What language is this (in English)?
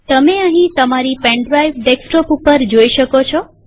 Gujarati